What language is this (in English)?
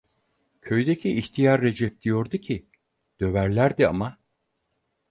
Turkish